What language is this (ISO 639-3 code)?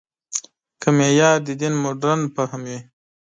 pus